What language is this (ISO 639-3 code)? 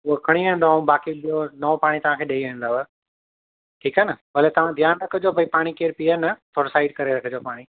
snd